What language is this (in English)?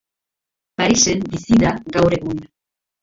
Basque